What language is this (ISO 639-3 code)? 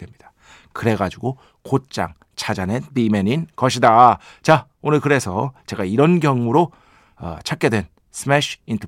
kor